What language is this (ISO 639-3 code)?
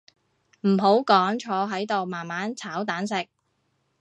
yue